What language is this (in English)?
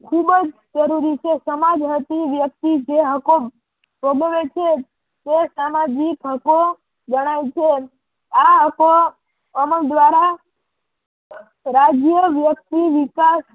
Gujarati